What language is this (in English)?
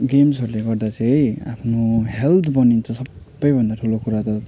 Nepali